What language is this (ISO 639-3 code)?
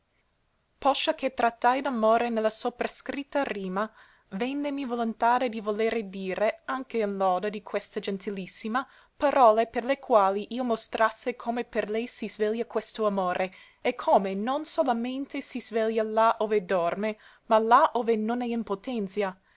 ita